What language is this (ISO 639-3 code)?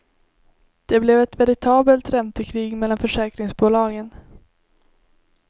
swe